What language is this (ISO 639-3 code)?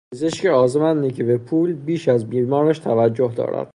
fas